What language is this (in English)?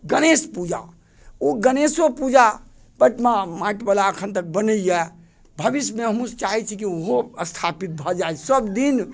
Maithili